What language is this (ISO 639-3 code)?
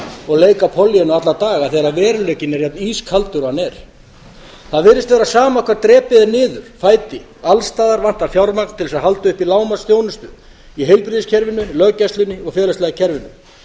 isl